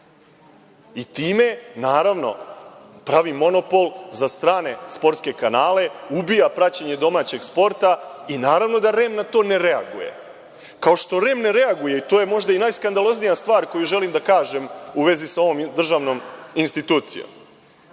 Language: Serbian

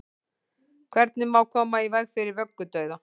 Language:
Icelandic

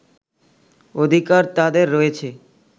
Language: Bangla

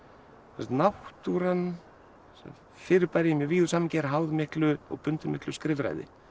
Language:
Icelandic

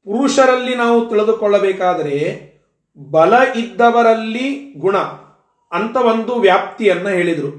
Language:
Kannada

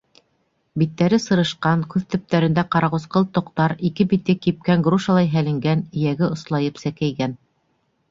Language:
Bashkir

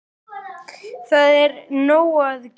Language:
Icelandic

